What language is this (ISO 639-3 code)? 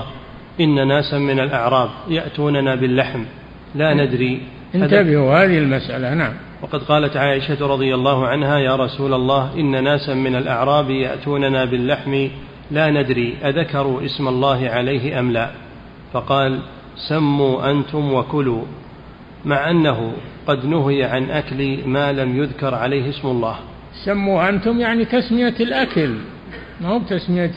ara